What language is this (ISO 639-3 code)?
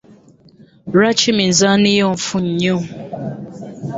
lug